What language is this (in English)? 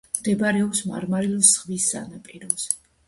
Georgian